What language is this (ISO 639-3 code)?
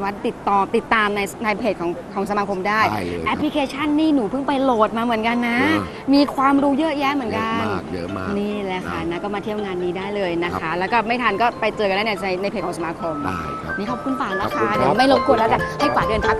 tha